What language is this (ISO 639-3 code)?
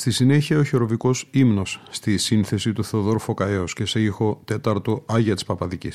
ell